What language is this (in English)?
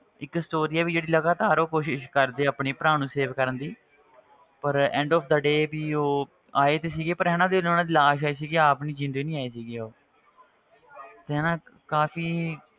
Punjabi